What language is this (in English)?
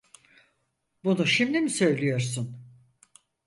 Turkish